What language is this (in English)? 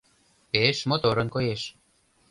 Mari